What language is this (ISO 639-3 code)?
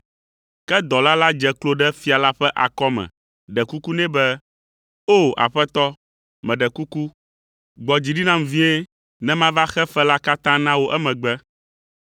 ewe